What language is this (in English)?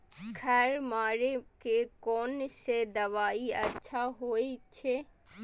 Maithili